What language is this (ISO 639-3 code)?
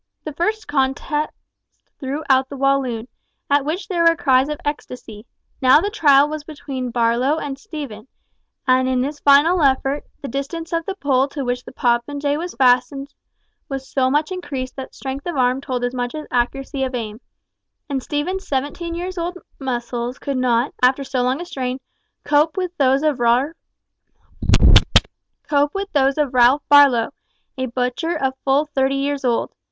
eng